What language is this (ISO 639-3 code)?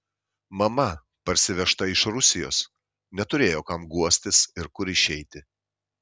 lit